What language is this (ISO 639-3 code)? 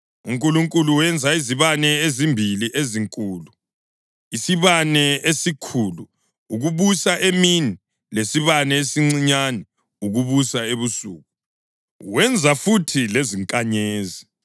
nde